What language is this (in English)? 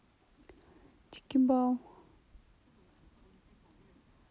Russian